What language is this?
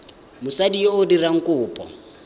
Tswana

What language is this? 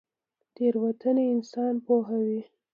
Pashto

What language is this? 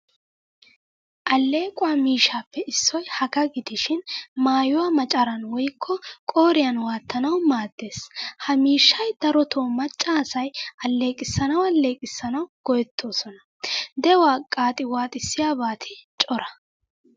Wolaytta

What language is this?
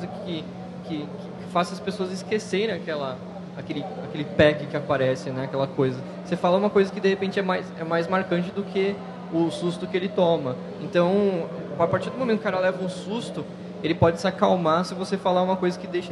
Portuguese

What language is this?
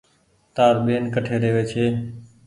Goaria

